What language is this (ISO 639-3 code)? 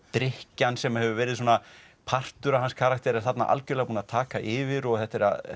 isl